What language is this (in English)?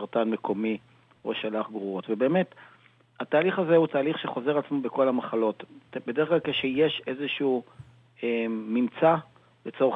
Hebrew